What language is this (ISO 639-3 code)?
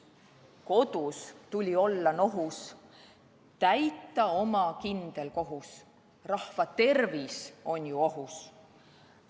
est